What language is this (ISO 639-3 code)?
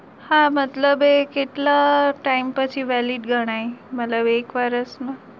guj